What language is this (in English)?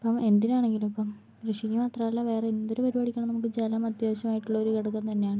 Malayalam